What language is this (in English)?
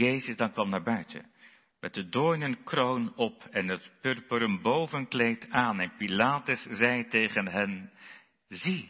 Dutch